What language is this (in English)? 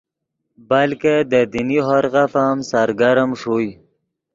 Yidgha